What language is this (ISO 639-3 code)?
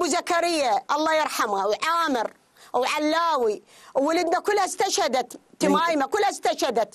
ara